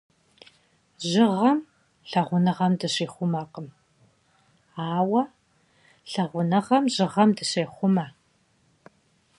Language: Kabardian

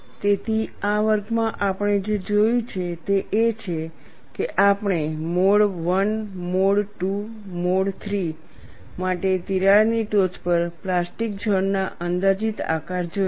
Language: Gujarati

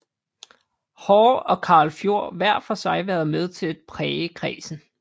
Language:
Danish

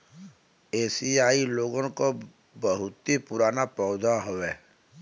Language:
Bhojpuri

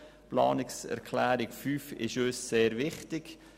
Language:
Swiss German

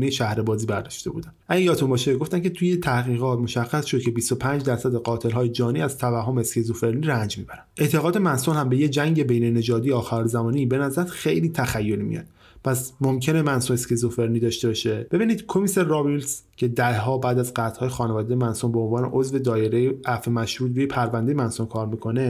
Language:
Persian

